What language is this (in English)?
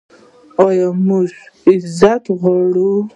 Pashto